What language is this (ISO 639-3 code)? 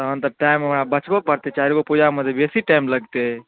mai